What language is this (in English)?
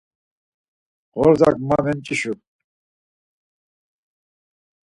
Laz